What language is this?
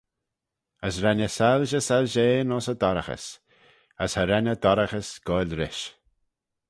Manx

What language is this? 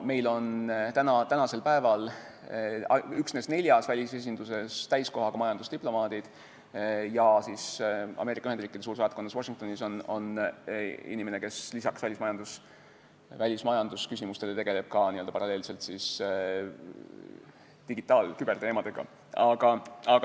Estonian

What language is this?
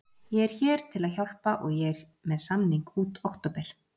Icelandic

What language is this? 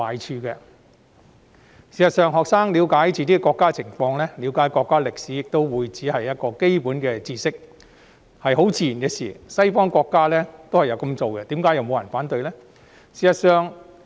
Cantonese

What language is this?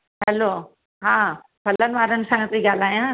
Sindhi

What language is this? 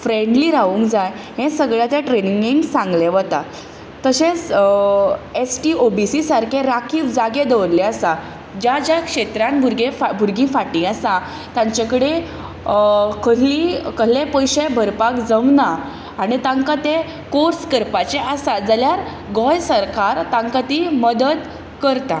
Konkani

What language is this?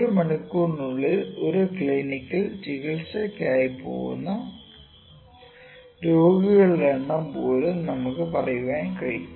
Malayalam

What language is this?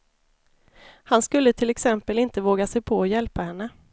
Swedish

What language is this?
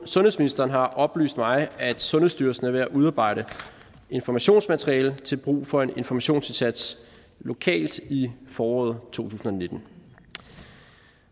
Danish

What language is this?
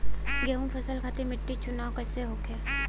Bhojpuri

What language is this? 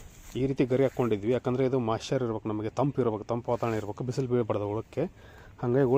Romanian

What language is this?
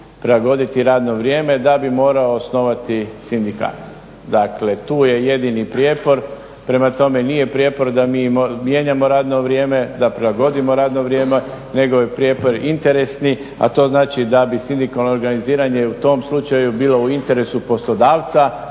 Croatian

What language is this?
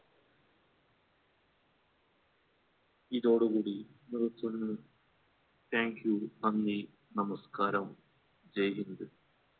Malayalam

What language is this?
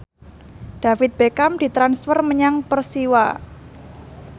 Javanese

